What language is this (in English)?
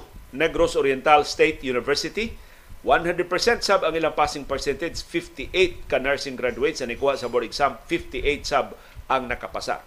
Filipino